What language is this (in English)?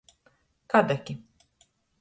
Latgalian